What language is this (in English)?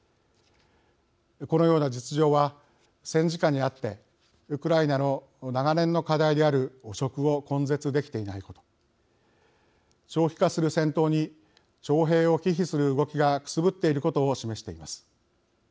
Japanese